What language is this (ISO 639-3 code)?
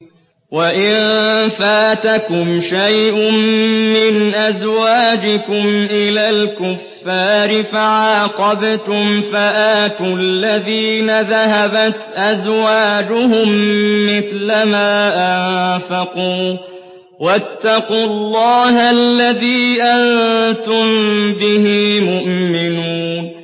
ara